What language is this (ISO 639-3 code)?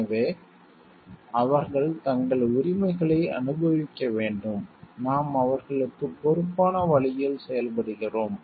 tam